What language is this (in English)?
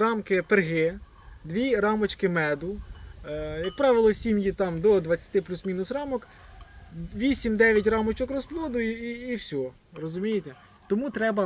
Ukrainian